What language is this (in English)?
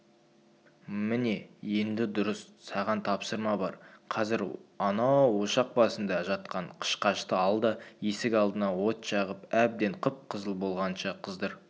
Kazakh